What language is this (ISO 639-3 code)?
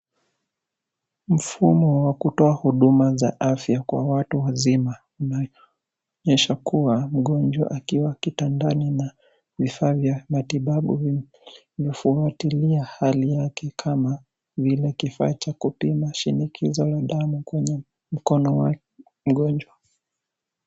swa